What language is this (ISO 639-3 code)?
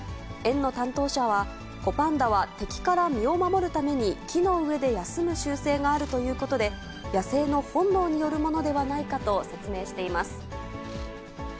jpn